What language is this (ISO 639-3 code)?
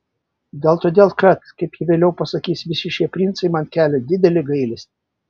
lit